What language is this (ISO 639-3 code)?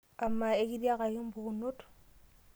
mas